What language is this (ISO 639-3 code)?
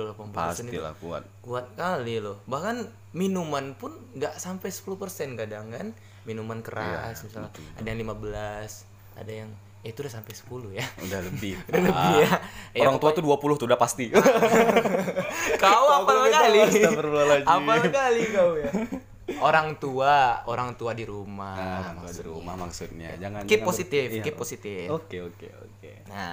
ind